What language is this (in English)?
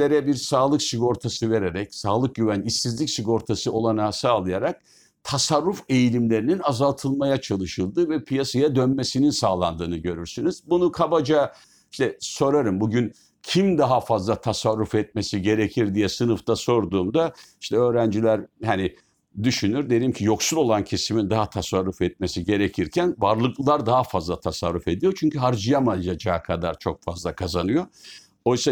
Turkish